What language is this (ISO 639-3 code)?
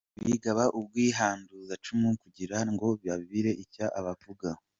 kin